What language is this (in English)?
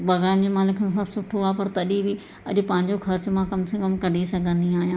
Sindhi